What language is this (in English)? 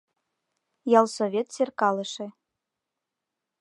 Mari